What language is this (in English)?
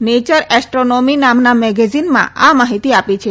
Gujarati